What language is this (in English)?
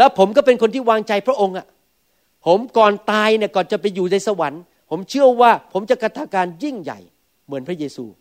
Thai